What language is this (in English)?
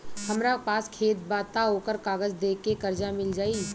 Bhojpuri